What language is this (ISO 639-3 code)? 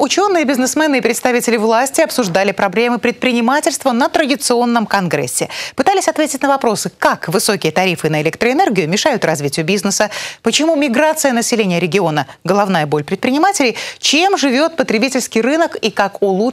rus